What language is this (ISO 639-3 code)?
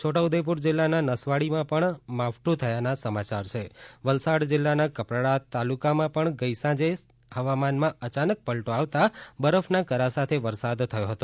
guj